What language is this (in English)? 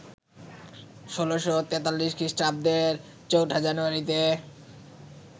Bangla